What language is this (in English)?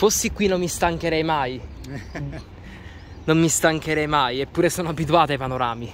Italian